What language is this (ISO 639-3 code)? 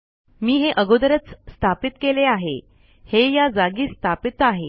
mar